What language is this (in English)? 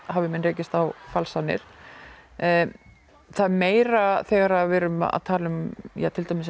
Icelandic